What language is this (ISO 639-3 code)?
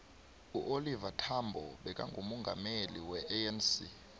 nbl